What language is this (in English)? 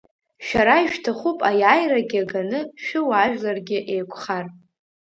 Abkhazian